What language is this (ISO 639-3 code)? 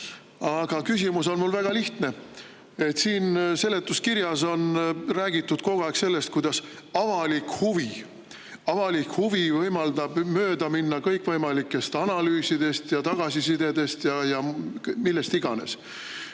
est